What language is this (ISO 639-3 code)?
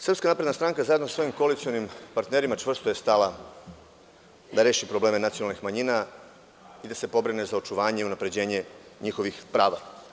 srp